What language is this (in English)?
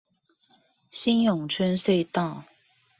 Chinese